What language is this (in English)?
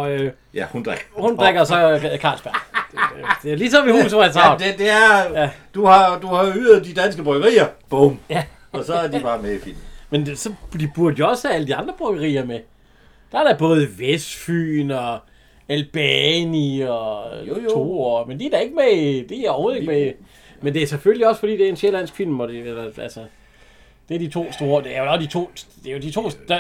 Danish